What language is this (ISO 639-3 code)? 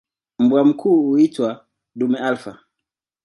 swa